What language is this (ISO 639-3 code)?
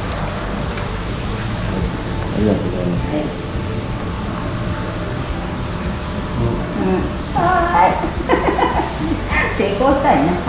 jpn